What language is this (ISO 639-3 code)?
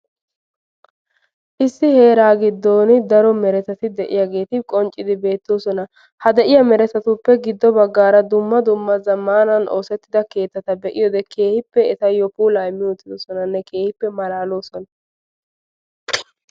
wal